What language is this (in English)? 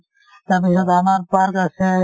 Assamese